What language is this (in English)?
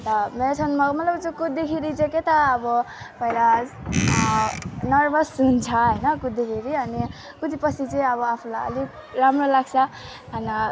Nepali